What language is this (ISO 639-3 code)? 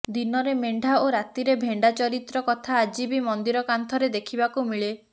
ori